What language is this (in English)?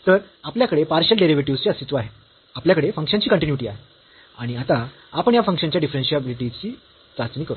Marathi